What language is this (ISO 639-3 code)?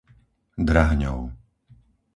slk